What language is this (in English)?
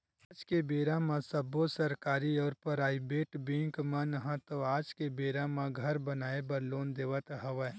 Chhattisgarhi